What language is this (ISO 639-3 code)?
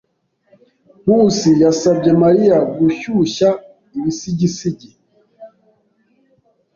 kin